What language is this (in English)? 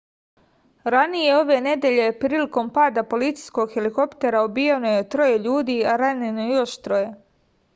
Serbian